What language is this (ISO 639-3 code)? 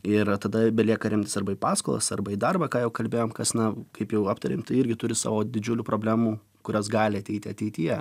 lit